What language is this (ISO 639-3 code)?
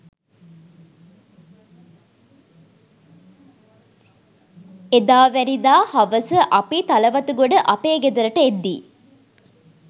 sin